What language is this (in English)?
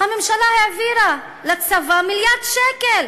Hebrew